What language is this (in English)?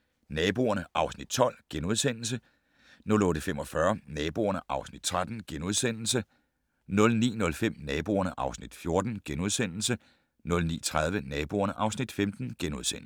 Danish